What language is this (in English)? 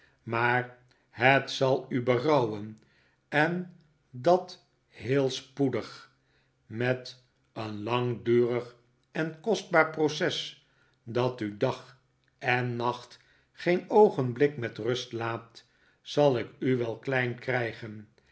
Dutch